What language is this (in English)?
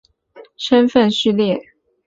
Chinese